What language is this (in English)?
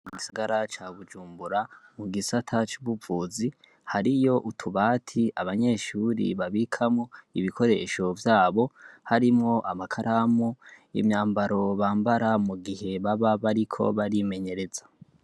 Rundi